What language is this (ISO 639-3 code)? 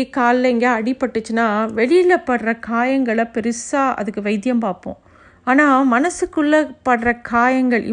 tam